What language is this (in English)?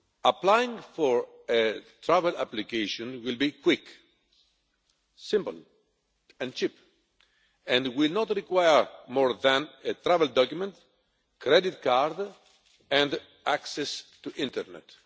English